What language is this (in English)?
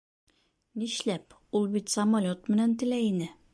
Bashkir